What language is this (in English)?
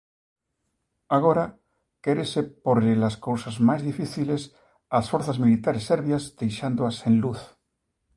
Galician